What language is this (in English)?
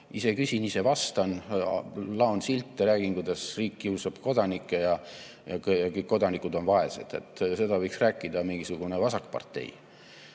Estonian